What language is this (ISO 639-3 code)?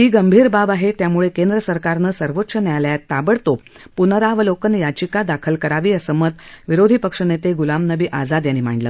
mar